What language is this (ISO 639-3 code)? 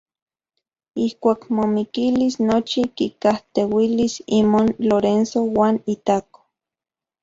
ncx